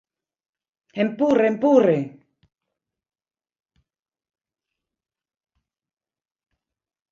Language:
Galician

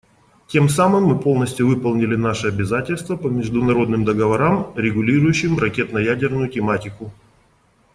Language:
Russian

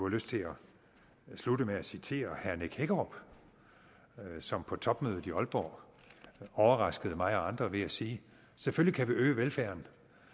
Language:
Danish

